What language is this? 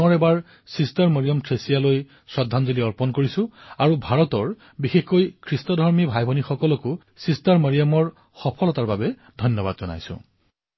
Assamese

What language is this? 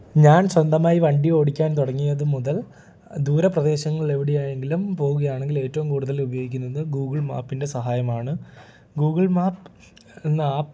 Malayalam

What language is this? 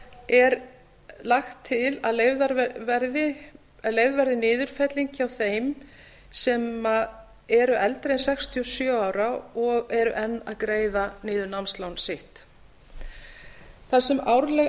Icelandic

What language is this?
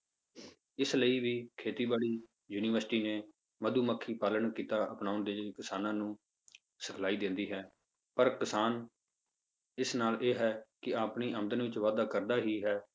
Punjabi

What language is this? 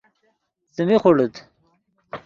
Yidgha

